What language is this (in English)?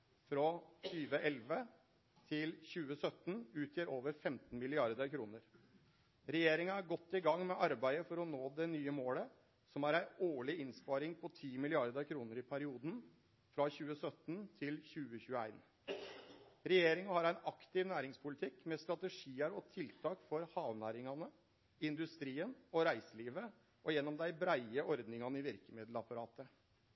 Norwegian Nynorsk